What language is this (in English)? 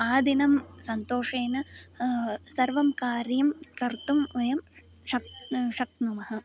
Sanskrit